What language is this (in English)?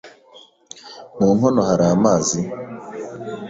Kinyarwanda